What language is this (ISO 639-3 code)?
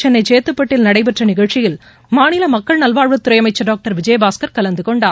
tam